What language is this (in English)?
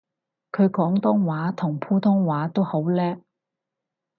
Cantonese